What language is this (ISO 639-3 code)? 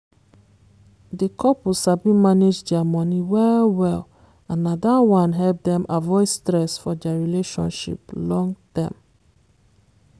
pcm